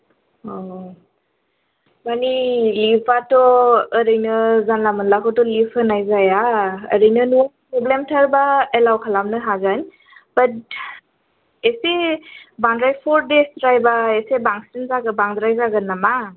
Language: Bodo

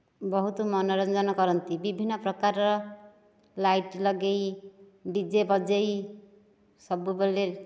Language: Odia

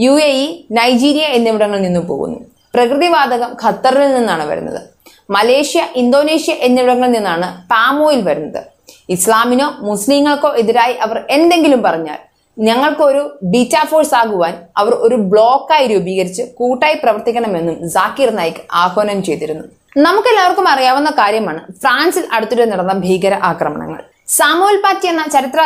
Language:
Malayalam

